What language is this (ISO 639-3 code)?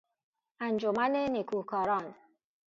fas